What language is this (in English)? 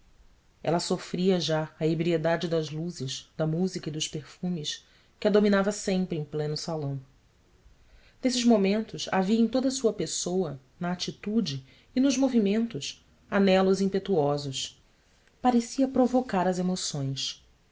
Portuguese